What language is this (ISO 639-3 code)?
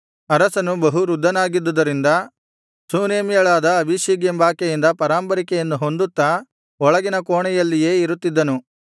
kan